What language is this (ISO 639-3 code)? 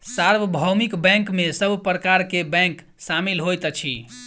mai